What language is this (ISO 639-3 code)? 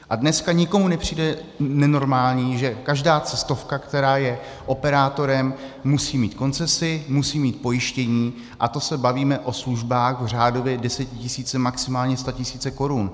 ces